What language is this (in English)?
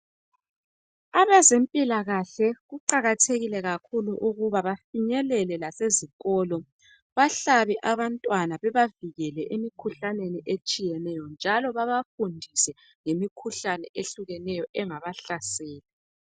North Ndebele